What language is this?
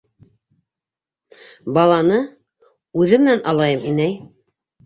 Bashkir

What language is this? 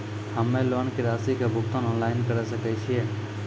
Maithili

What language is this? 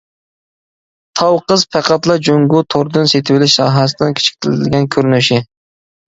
Uyghur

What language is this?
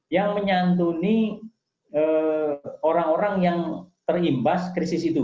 Indonesian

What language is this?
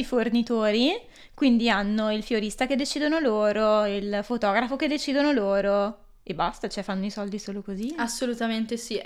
Italian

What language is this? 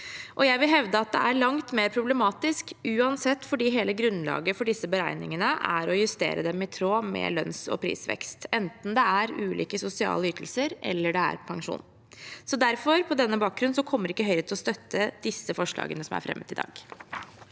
Norwegian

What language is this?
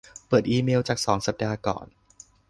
Thai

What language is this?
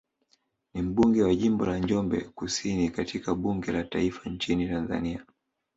Swahili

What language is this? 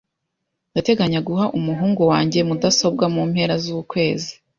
Kinyarwanda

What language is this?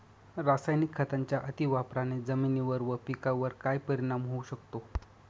Marathi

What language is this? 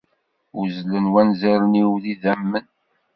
Kabyle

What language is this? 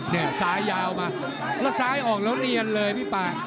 Thai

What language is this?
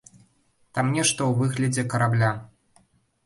Belarusian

